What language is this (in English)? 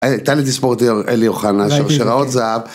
Hebrew